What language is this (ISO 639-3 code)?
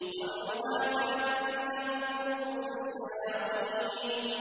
ara